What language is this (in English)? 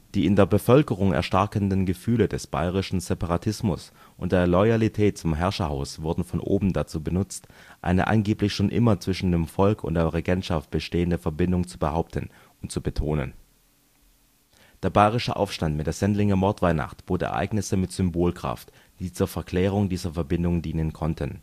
German